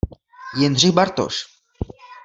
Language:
Czech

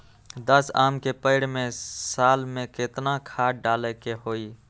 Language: Magahi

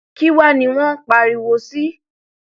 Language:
Yoruba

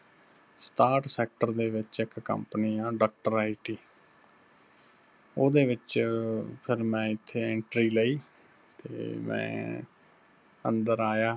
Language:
Punjabi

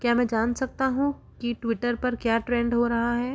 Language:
Hindi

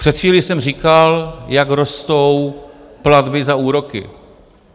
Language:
Czech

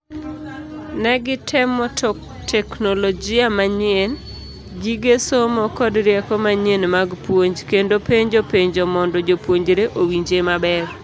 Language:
Luo (Kenya and Tanzania)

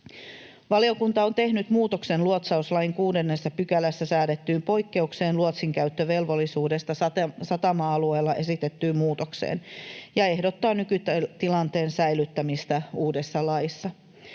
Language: Finnish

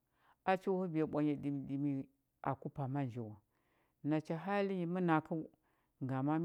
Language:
Huba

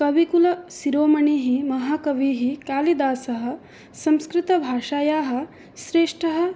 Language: Sanskrit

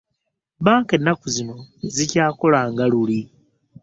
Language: Ganda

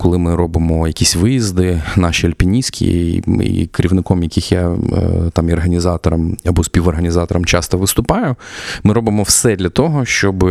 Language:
Ukrainian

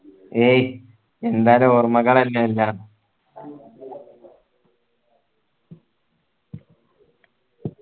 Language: Malayalam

